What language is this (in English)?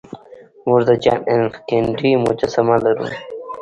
Pashto